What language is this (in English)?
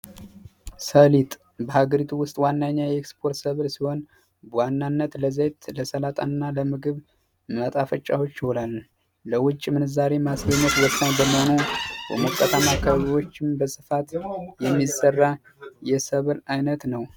Amharic